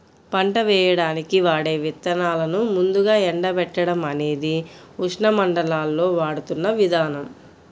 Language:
Telugu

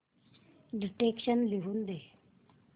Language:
Marathi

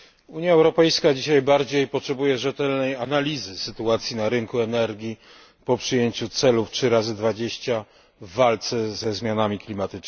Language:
Polish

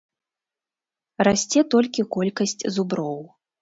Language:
Belarusian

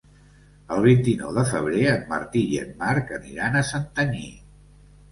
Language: Catalan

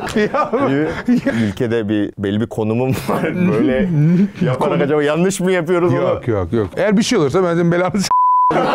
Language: Turkish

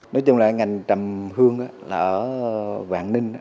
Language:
Vietnamese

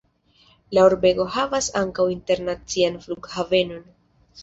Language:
Esperanto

